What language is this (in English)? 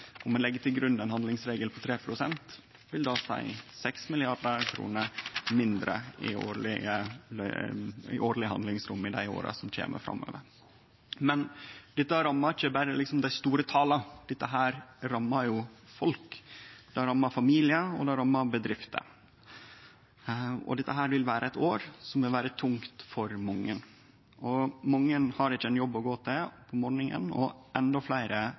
Norwegian Nynorsk